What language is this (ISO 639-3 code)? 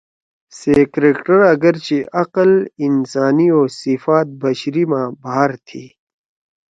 trw